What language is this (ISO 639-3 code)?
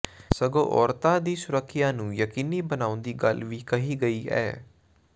pan